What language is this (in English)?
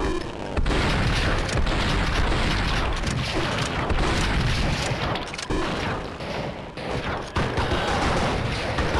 Spanish